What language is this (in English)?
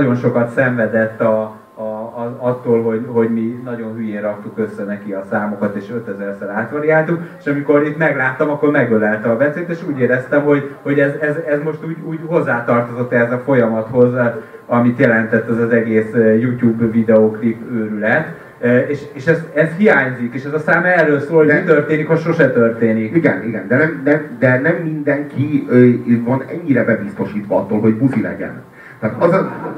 Hungarian